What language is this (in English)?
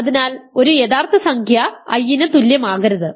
Malayalam